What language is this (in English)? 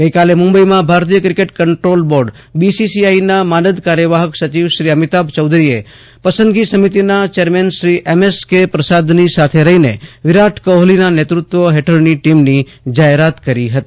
Gujarati